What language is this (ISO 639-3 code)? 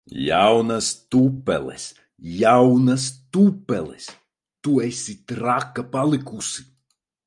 lav